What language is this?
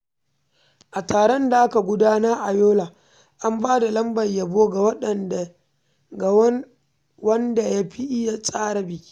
Hausa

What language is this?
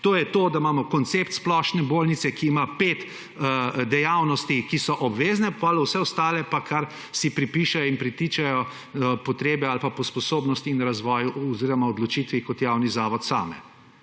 Slovenian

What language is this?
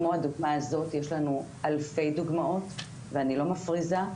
Hebrew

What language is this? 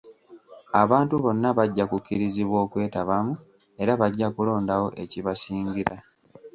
Ganda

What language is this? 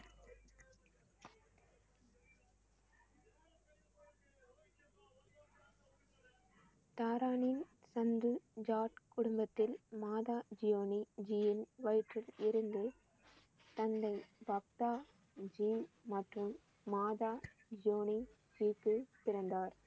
Tamil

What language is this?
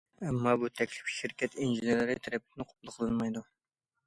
Uyghur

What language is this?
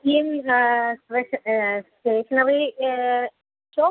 Sanskrit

